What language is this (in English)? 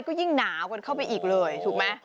Thai